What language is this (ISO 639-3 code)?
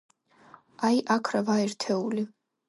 kat